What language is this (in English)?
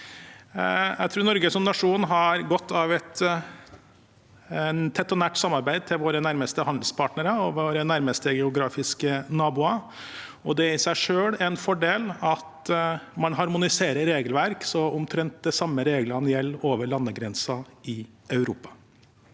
Norwegian